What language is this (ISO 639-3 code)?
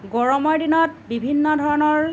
asm